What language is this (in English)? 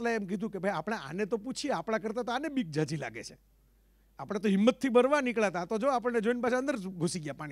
Gujarati